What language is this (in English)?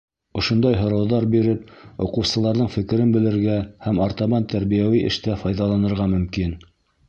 Bashkir